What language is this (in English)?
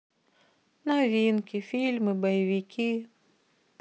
Russian